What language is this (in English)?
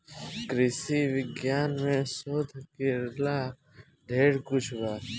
Bhojpuri